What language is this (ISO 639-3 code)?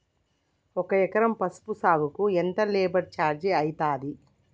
tel